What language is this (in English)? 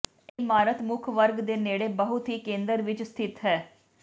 Punjabi